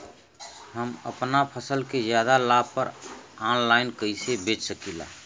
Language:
Bhojpuri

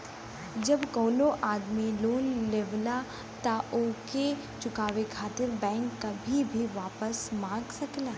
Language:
Bhojpuri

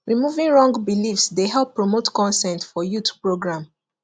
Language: Nigerian Pidgin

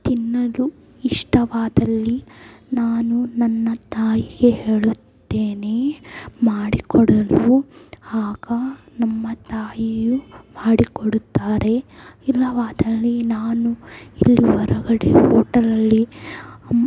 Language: Kannada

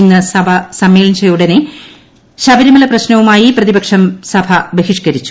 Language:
Malayalam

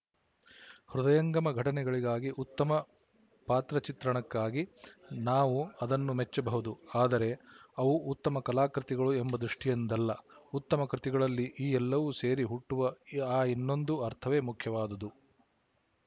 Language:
Kannada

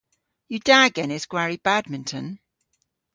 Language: Cornish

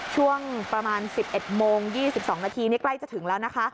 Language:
Thai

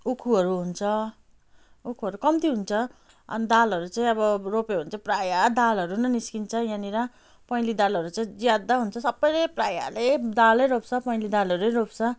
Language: Nepali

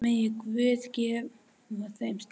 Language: Icelandic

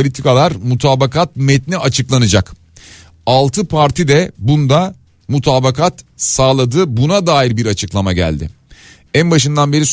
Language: Turkish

